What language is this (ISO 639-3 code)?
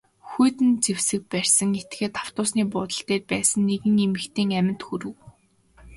mon